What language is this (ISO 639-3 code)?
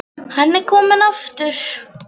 isl